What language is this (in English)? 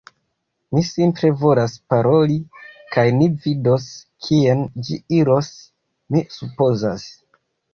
Esperanto